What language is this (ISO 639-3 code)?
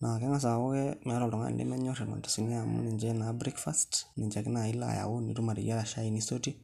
mas